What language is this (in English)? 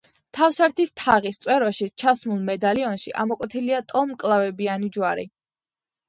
Georgian